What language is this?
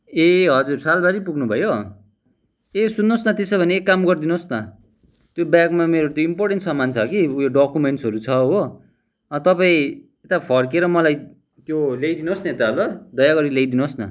Nepali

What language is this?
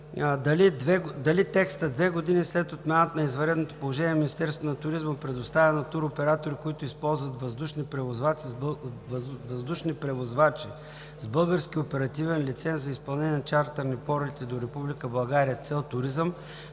Bulgarian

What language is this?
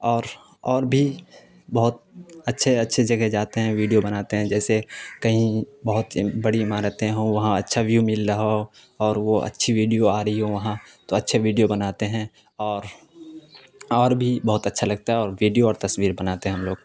Urdu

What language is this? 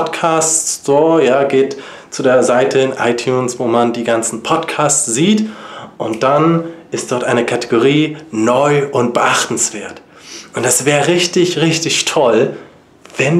German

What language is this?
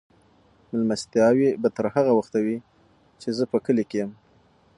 Pashto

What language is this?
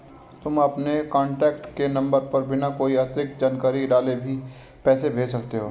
Hindi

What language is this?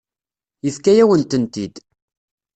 Kabyle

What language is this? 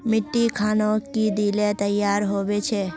Magahi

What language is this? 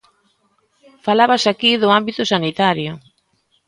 Galician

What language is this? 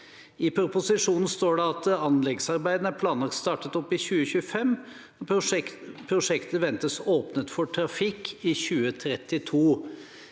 Norwegian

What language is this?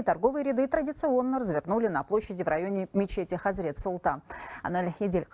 Russian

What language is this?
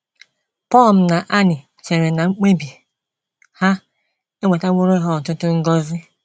Igbo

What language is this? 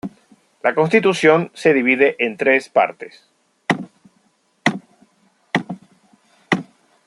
Spanish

